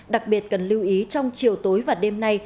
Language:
Vietnamese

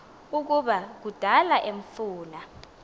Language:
Xhosa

